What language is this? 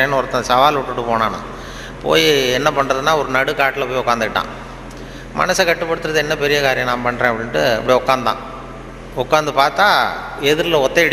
Tamil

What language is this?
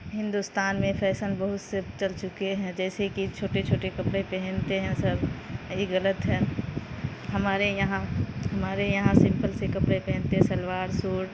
Urdu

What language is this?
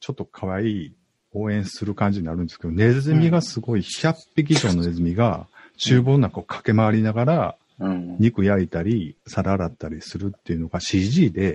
Japanese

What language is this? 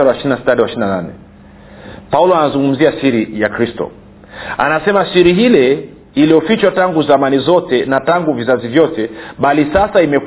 Swahili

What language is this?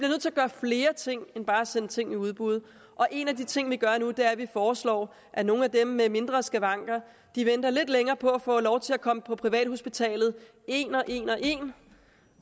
Danish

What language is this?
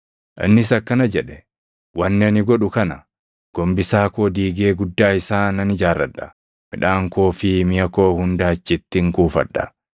Oromo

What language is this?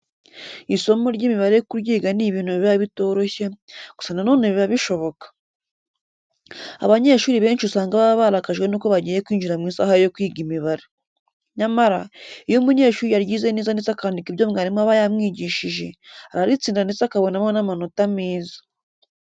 Kinyarwanda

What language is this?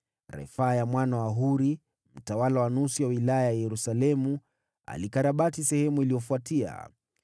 Swahili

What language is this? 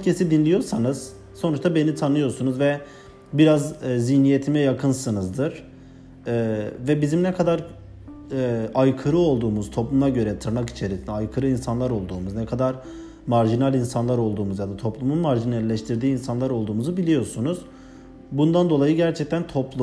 Turkish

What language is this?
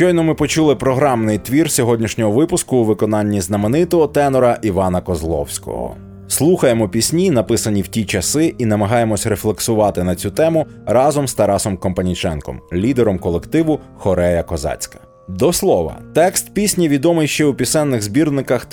Ukrainian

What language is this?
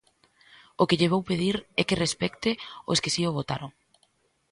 Galician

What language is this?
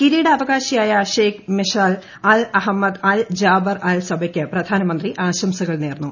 Malayalam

